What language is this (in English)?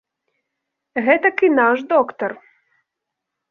Belarusian